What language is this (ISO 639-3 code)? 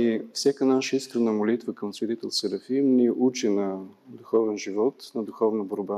bul